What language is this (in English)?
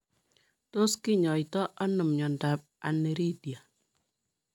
Kalenjin